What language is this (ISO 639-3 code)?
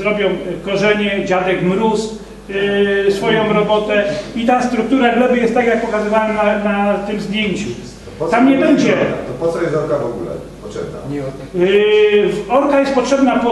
pol